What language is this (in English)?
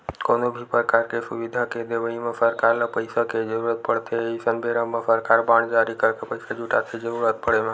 Chhattisgarhi